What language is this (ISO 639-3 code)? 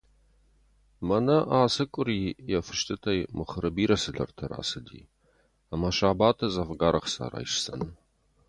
oss